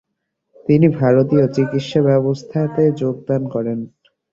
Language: Bangla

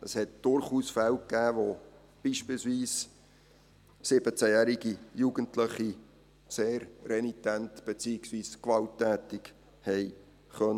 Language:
Swiss German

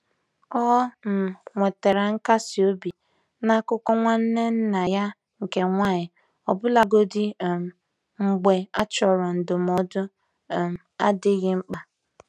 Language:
Igbo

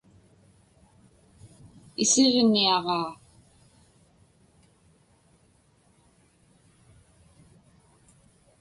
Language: Inupiaq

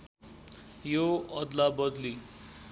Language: Nepali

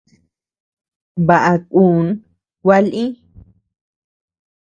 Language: Tepeuxila Cuicatec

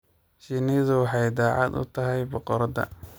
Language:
Somali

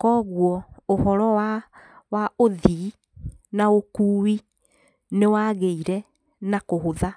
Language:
Kikuyu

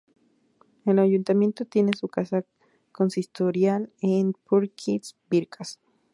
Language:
Spanish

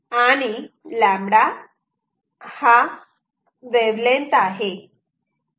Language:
Marathi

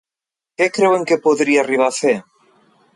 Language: Catalan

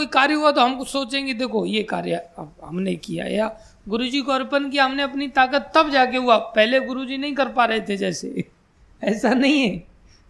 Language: Hindi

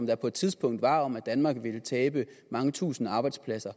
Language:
Danish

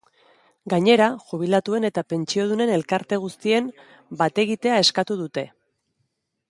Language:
Basque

